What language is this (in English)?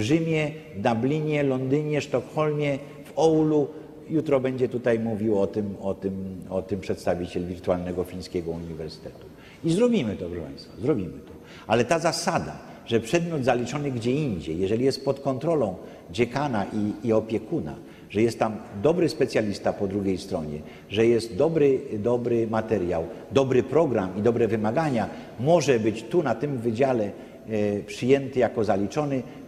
Polish